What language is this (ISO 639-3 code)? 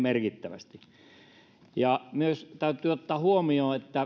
fin